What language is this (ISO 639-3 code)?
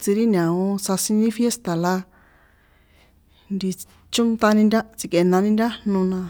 poe